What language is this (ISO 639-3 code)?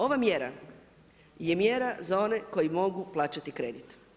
hrv